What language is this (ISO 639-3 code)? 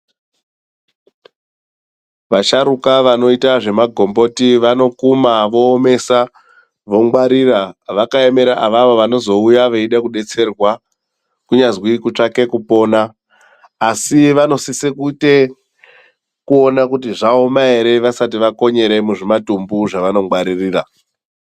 ndc